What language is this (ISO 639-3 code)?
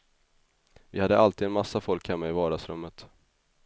swe